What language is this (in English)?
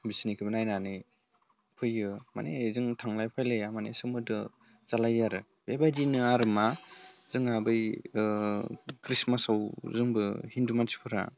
Bodo